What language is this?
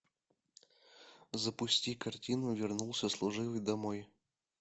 Russian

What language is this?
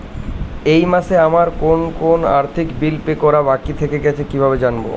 Bangla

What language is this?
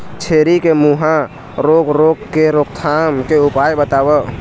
Chhattisgarhi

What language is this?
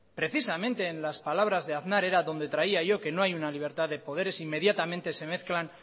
Spanish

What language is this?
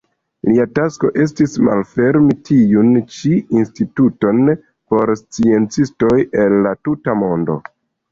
Esperanto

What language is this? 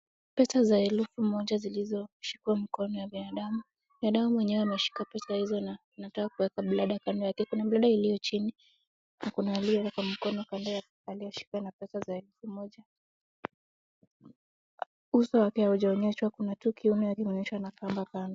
Swahili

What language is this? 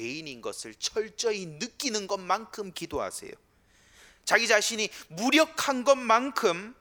Korean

